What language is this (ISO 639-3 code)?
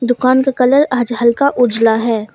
hin